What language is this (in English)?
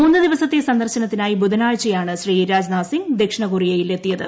Malayalam